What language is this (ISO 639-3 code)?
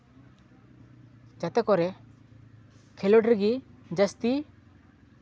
sat